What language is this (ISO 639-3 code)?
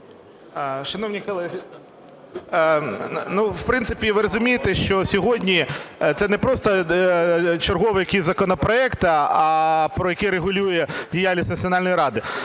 ukr